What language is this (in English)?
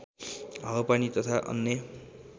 Nepali